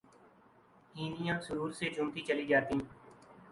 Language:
Urdu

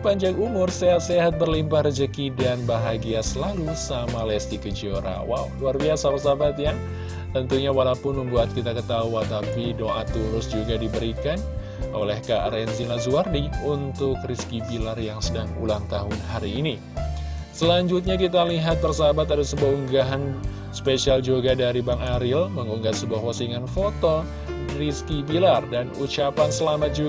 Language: Indonesian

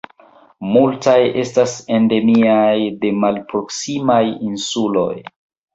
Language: Esperanto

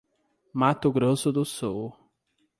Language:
Portuguese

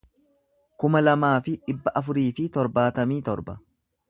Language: Oromo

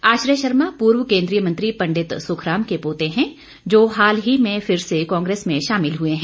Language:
Hindi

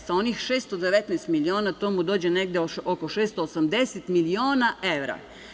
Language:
Serbian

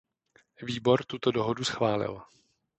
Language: Czech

